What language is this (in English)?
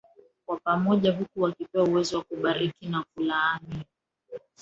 Swahili